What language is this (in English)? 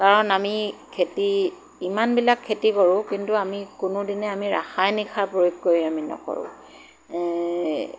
Assamese